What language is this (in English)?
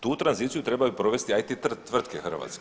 Croatian